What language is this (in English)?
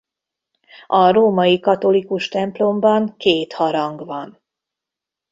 Hungarian